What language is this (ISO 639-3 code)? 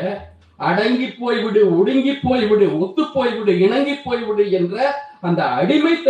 tam